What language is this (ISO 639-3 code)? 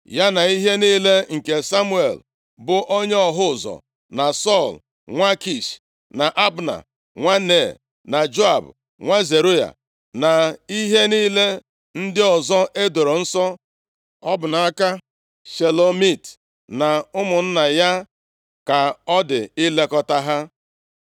ibo